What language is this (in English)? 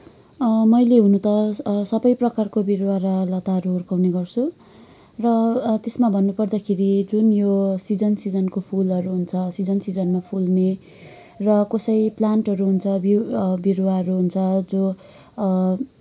Nepali